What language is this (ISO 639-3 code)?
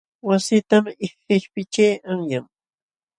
qxw